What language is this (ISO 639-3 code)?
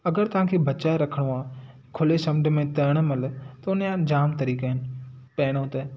snd